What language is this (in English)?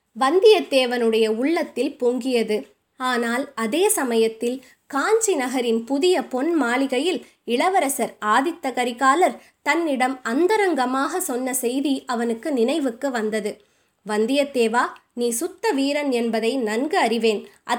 Tamil